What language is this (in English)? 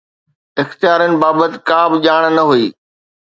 Sindhi